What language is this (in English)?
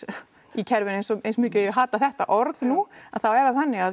Icelandic